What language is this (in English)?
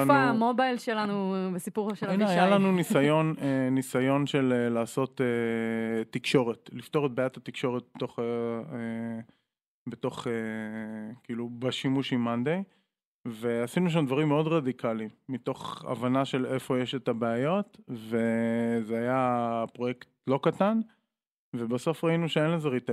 Hebrew